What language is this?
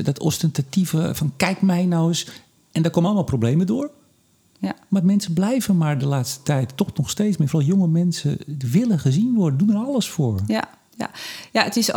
Dutch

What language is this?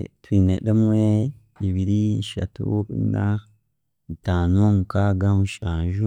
Chiga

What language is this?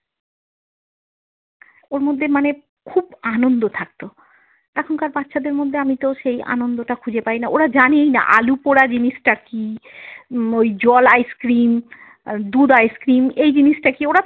Bangla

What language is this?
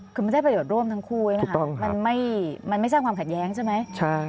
Thai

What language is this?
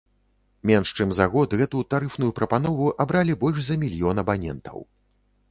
Belarusian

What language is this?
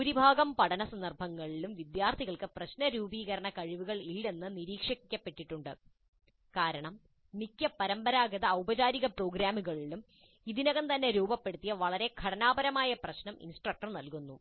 Malayalam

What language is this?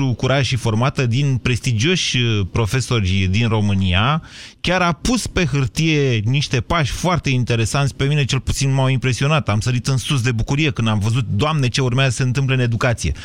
Romanian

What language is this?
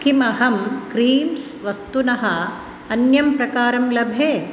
Sanskrit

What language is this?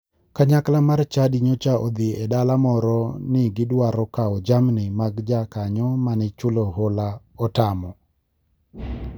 Luo (Kenya and Tanzania)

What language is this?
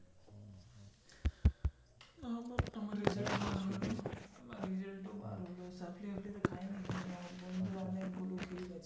Bangla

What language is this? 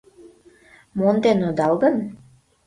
Mari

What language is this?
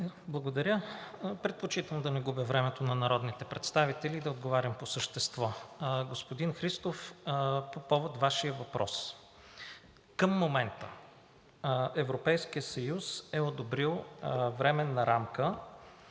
Bulgarian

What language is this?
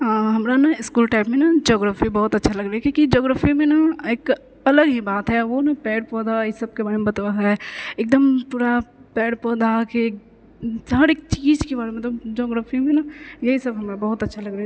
Maithili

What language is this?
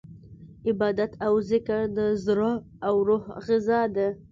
Pashto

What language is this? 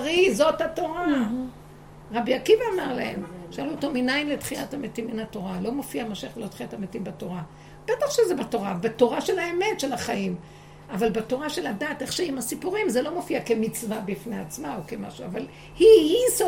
Hebrew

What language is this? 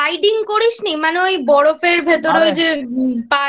Bangla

